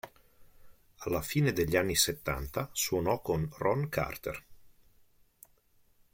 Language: Italian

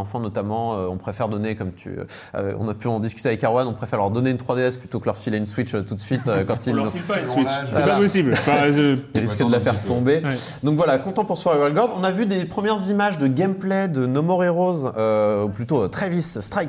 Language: French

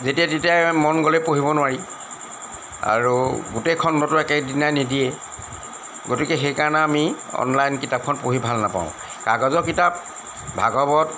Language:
Assamese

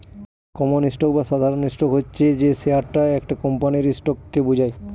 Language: Bangla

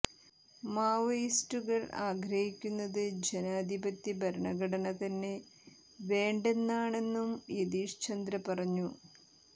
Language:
Malayalam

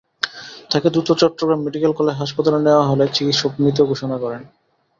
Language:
Bangla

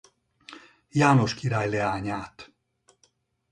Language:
Hungarian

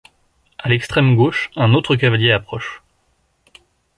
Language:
French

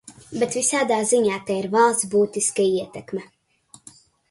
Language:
Latvian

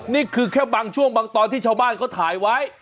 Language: Thai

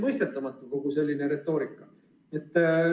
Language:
Estonian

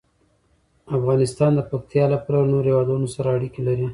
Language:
Pashto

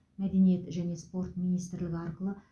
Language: Kazakh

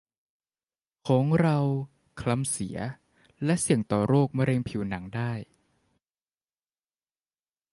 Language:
Thai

